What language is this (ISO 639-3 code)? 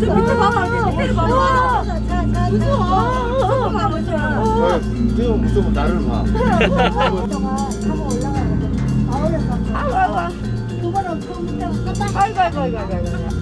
kor